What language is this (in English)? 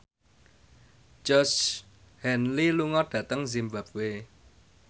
Javanese